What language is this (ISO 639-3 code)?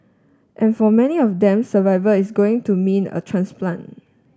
eng